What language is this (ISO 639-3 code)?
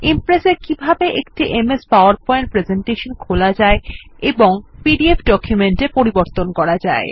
ben